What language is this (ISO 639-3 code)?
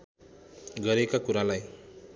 nep